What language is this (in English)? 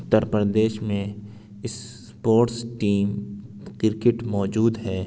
Urdu